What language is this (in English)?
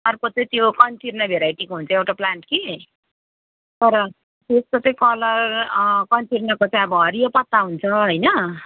Nepali